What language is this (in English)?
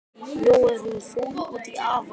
Icelandic